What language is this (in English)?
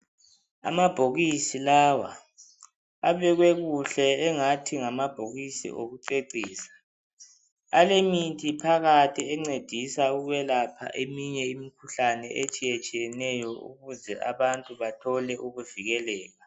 North Ndebele